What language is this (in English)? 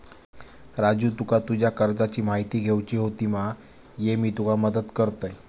Marathi